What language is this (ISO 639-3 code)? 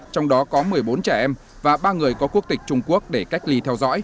vie